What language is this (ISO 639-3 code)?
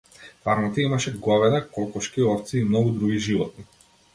mkd